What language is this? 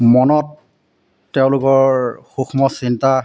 Assamese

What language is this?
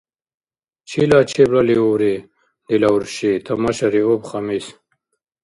Dargwa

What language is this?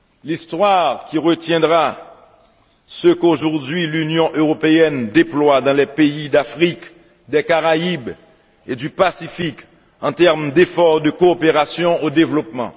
French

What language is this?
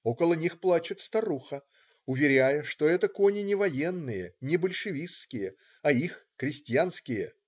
Russian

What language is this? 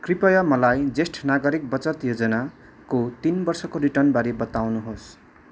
Nepali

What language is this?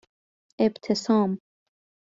Persian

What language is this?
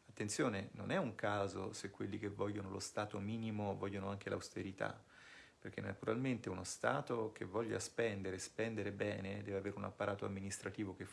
Italian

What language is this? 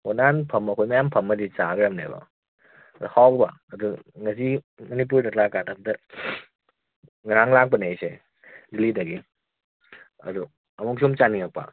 Manipuri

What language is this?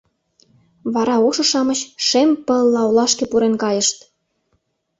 Mari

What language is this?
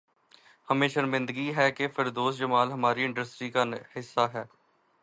Urdu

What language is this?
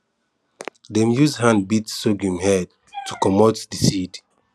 Nigerian Pidgin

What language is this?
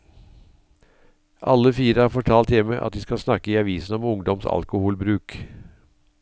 Norwegian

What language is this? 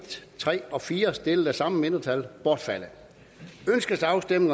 Danish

